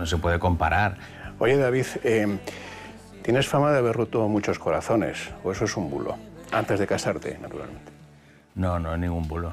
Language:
Spanish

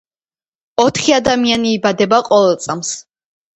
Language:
Georgian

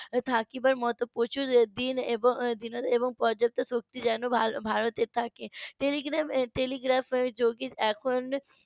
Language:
Bangla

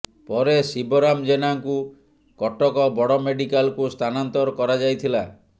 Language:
Odia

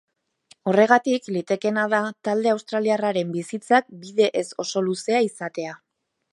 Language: Basque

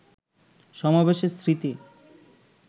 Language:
Bangla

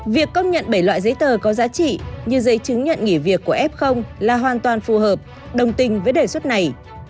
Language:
Vietnamese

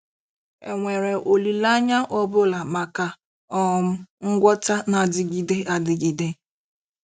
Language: Igbo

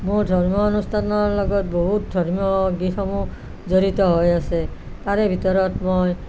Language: Assamese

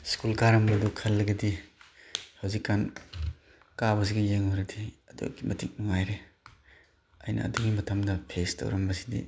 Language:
Manipuri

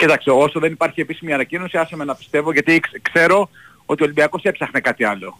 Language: Greek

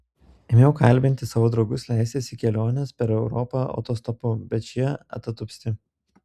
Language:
Lithuanian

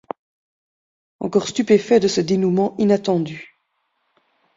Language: French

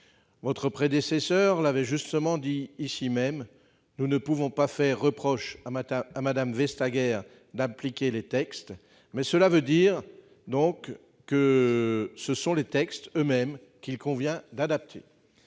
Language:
French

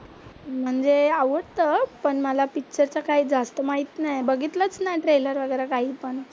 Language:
Marathi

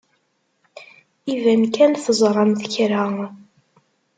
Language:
Kabyle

